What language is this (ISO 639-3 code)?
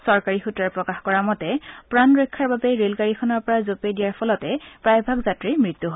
asm